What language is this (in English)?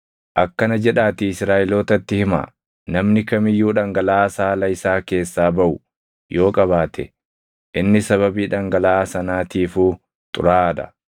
Oromo